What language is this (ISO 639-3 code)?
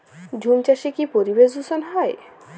ben